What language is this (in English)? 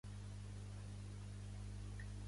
Catalan